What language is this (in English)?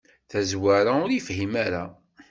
Kabyle